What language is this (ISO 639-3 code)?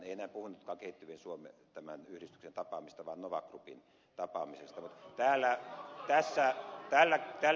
fin